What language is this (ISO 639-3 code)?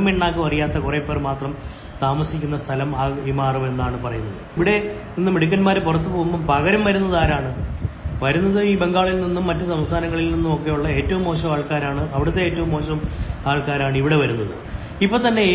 mal